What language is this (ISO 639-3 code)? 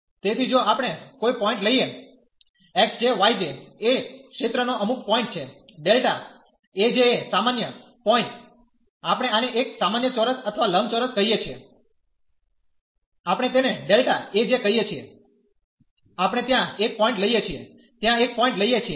guj